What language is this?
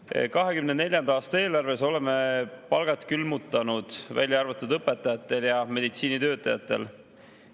Estonian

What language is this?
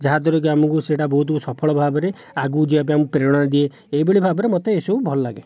Odia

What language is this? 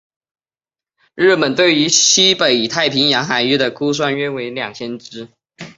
Chinese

